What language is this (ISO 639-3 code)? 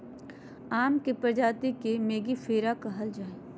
mag